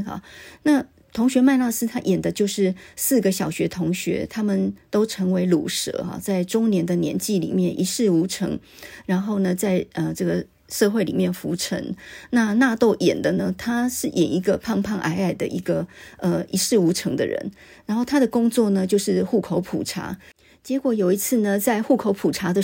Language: Chinese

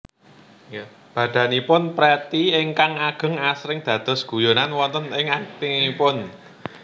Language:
Javanese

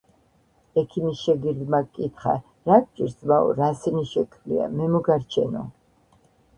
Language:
Georgian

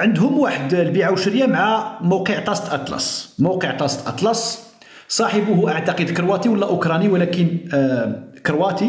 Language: Arabic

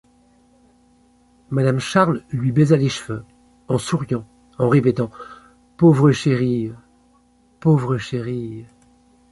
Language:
French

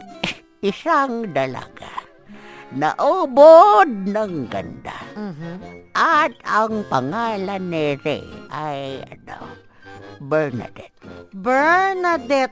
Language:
Filipino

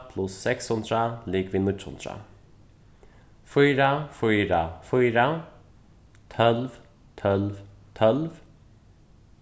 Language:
Faroese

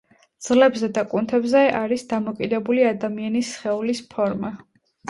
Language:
Georgian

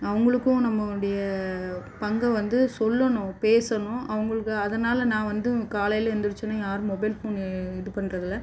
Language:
Tamil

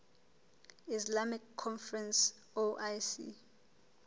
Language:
Southern Sotho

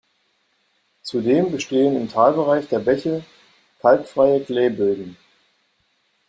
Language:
German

